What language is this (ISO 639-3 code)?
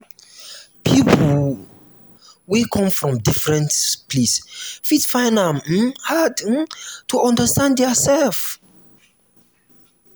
pcm